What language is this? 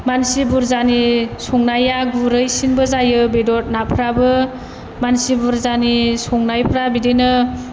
Bodo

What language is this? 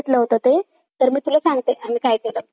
Marathi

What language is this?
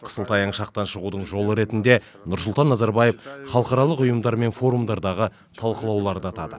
Kazakh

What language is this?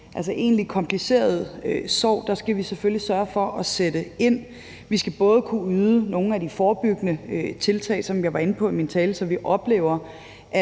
Danish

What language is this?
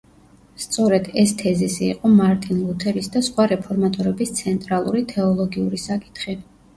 Georgian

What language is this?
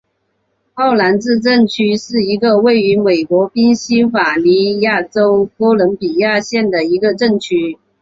Chinese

